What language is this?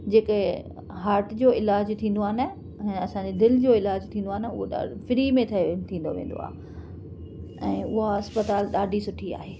Sindhi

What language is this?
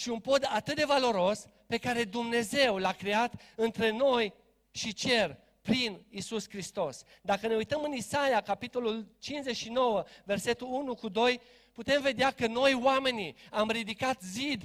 Romanian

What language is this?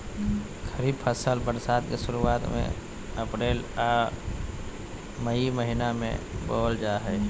Magahi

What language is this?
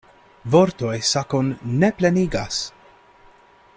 Esperanto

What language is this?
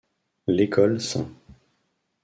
French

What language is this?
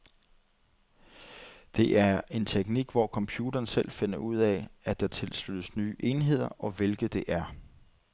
Danish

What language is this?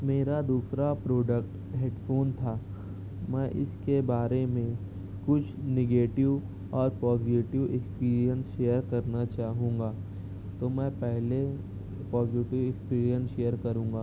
Urdu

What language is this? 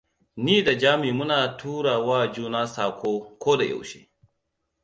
Hausa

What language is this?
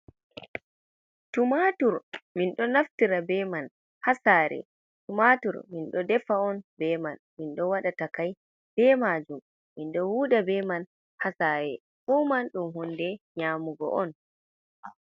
Fula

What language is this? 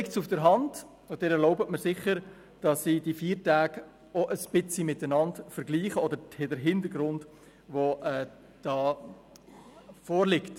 Swiss German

